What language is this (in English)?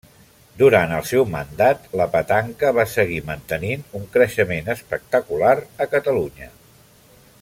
Catalan